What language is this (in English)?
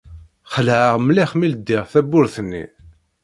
Kabyle